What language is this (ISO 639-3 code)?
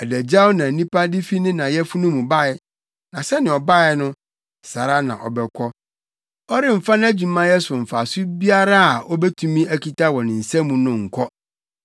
aka